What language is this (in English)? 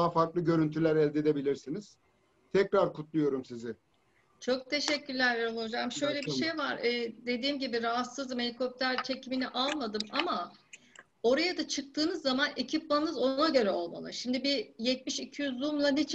Turkish